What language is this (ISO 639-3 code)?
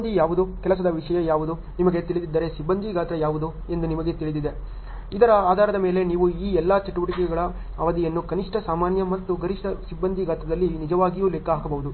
kan